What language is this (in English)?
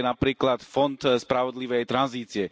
Slovak